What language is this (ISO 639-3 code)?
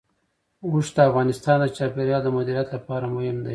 pus